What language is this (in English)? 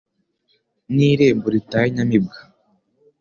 Kinyarwanda